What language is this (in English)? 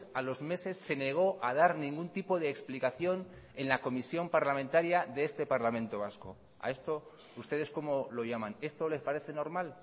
Spanish